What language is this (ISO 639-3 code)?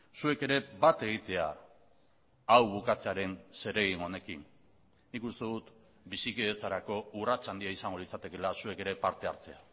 eus